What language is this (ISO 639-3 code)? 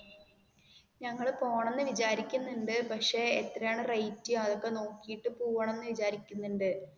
mal